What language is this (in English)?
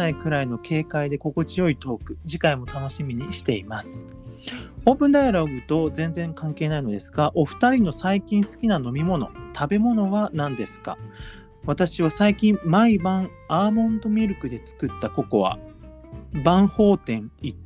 Japanese